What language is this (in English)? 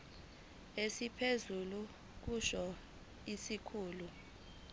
Zulu